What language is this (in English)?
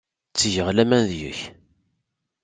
Kabyle